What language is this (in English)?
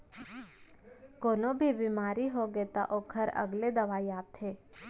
Chhattisgarhi